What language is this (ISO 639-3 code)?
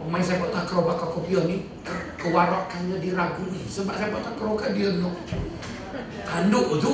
msa